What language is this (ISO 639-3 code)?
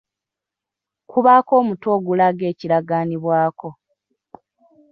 lug